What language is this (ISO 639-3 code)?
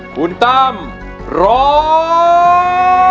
tha